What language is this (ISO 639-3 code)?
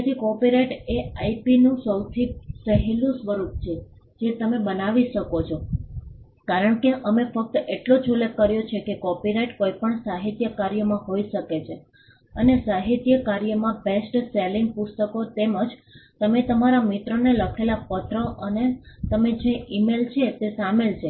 guj